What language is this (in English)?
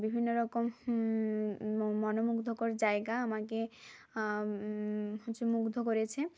Bangla